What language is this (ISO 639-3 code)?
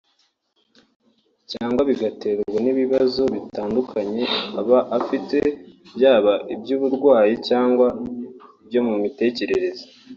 kin